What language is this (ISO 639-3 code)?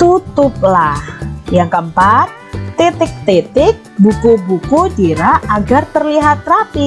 ind